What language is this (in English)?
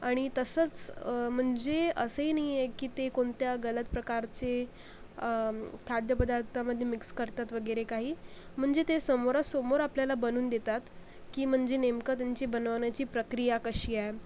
Marathi